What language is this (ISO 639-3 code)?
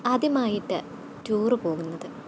mal